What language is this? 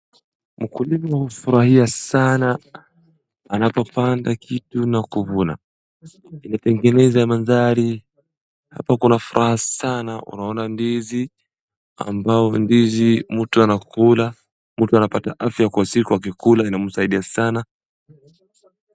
Swahili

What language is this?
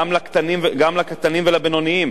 Hebrew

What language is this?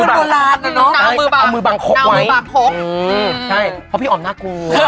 Thai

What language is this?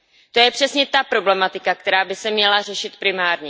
Czech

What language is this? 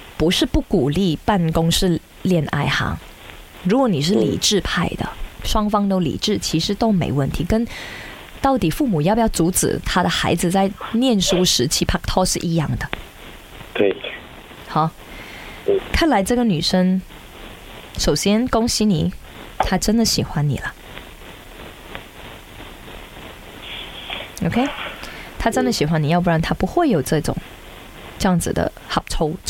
Chinese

